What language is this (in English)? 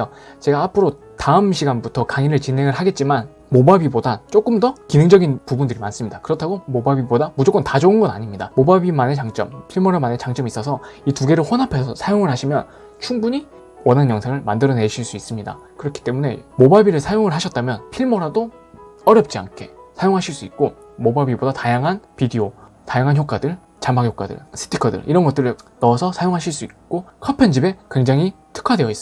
Korean